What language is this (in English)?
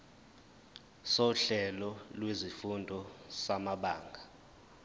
Zulu